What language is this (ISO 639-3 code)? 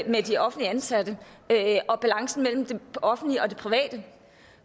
dan